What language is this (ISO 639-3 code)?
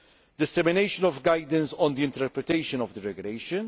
eng